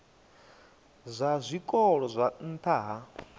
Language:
Venda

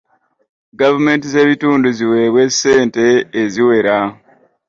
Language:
Ganda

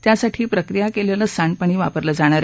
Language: Marathi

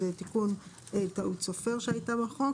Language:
Hebrew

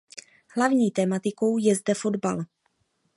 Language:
Czech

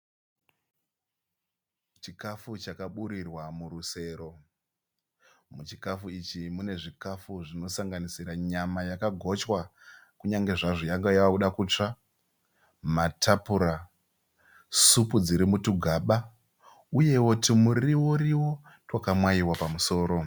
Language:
Shona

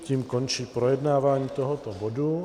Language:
Czech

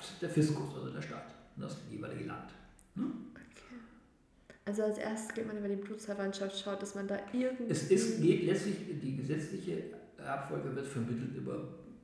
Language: German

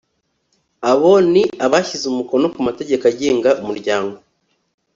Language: Kinyarwanda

